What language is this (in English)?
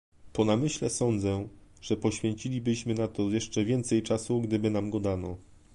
Polish